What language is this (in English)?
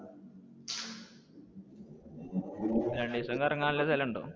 Malayalam